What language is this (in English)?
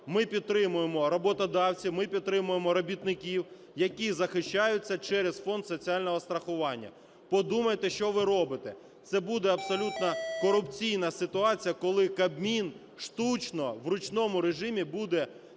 Ukrainian